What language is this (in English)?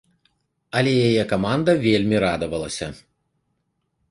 Belarusian